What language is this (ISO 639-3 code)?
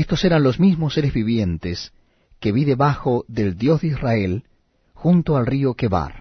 spa